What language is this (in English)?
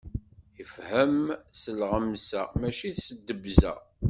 Kabyle